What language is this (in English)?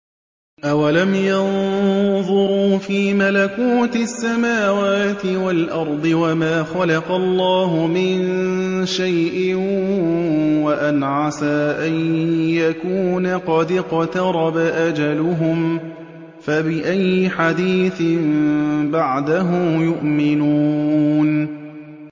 Arabic